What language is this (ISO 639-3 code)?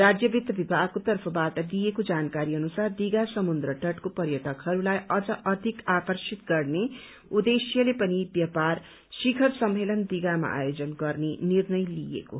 nep